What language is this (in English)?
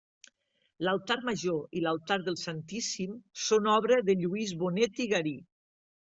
Catalan